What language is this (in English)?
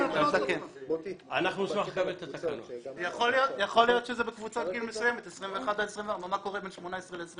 Hebrew